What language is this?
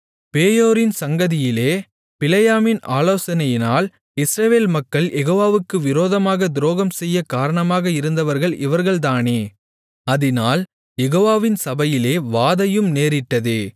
Tamil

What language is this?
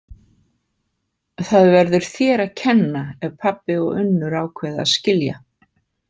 Icelandic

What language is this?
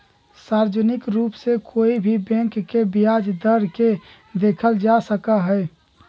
Magahi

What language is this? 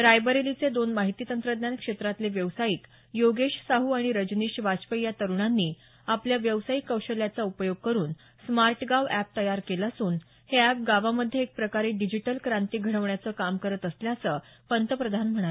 Marathi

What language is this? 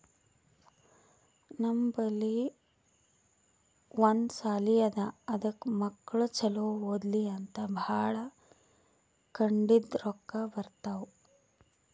Kannada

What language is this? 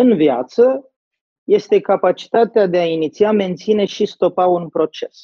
Romanian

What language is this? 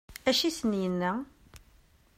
Kabyle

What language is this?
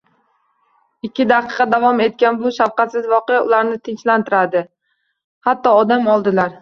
Uzbek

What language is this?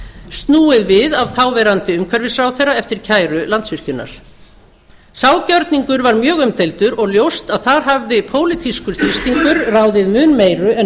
Icelandic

